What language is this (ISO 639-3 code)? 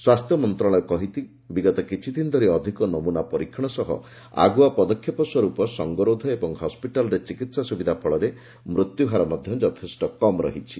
ori